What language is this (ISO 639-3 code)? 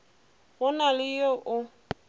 nso